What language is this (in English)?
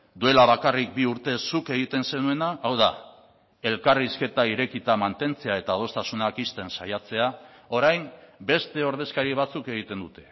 Basque